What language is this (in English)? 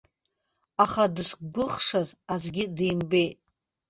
Abkhazian